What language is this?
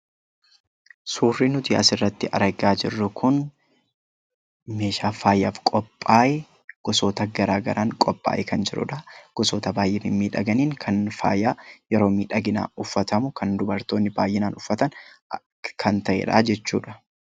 Oromo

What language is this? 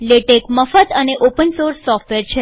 Gujarati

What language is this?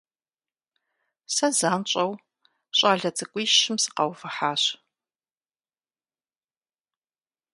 Kabardian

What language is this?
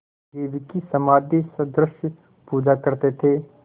Hindi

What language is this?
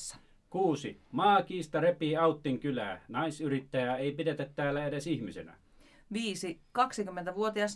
Finnish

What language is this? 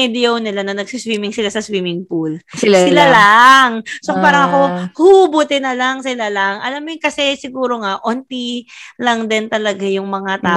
Filipino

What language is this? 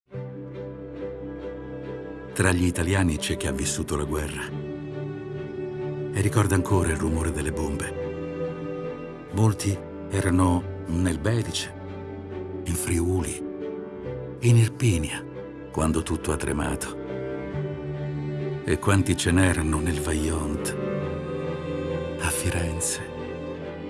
Italian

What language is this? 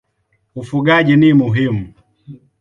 Swahili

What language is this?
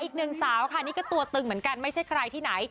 Thai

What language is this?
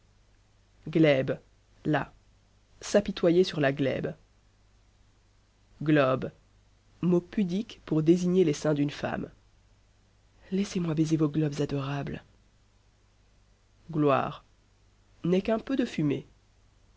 French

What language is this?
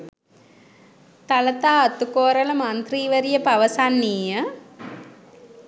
Sinhala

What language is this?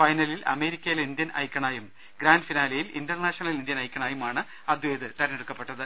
Malayalam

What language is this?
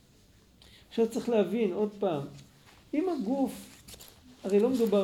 Hebrew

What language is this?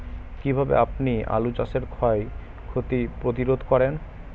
Bangla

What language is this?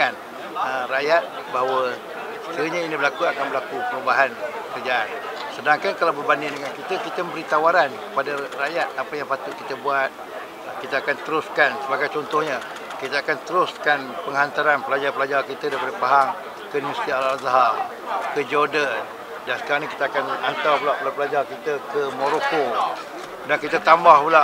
Malay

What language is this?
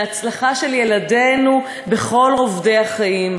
Hebrew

